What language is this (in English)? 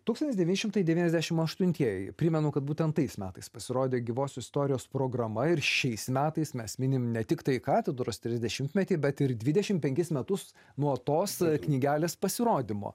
Lithuanian